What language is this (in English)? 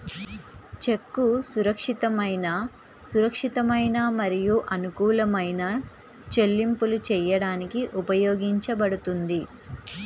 Telugu